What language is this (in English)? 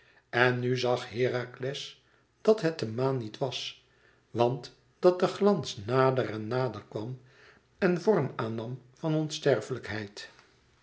Dutch